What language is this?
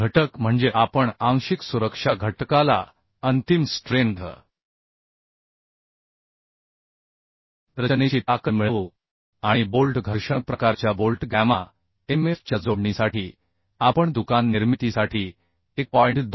Marathi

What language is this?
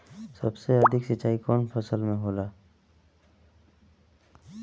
Bhojpuri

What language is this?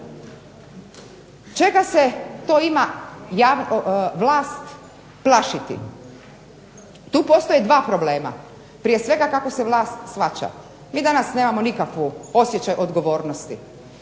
Croatian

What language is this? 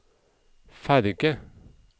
Norwegian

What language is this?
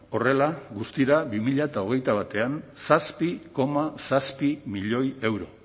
Basque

